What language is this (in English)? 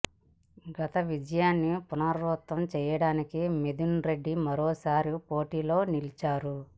Telugu